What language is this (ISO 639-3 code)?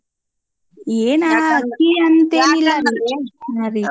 kan